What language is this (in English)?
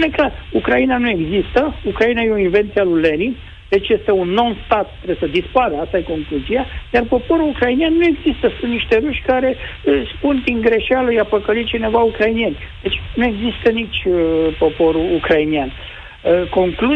Romanian